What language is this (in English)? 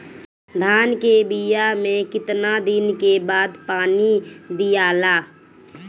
Bhojpuri